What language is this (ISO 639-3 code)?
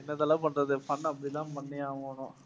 tam